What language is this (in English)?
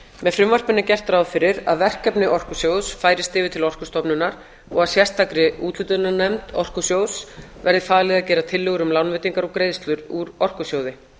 Icelandic